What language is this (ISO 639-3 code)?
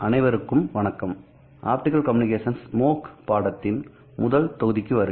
tam